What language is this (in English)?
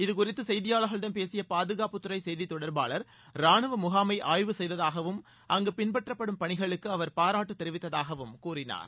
Tamil